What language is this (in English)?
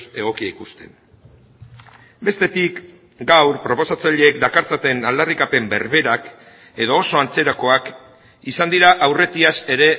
Basque